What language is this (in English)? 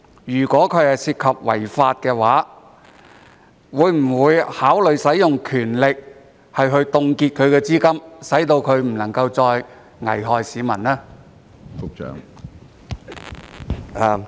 Cantonese